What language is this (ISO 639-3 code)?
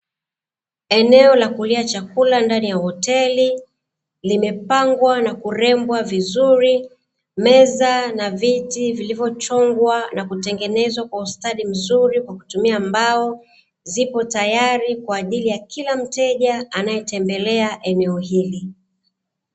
swa